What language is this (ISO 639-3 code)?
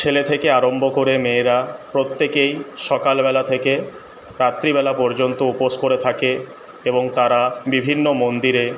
ben